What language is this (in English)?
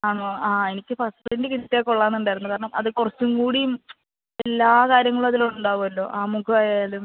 Malayalam